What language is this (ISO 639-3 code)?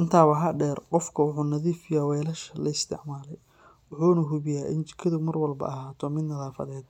som